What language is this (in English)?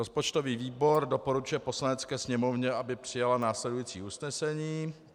Czech